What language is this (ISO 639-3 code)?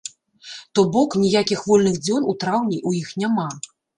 bel